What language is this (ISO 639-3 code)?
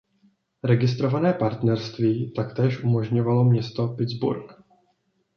ces